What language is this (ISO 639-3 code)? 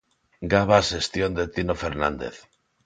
glg